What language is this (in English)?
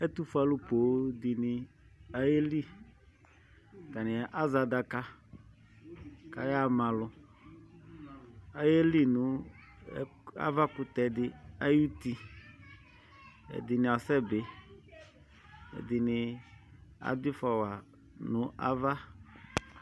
Ikposo